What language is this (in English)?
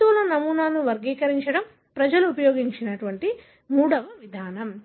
Telugu